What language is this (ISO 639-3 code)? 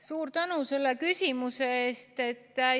est